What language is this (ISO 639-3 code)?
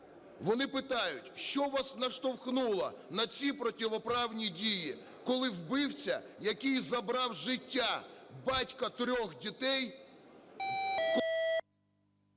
ukr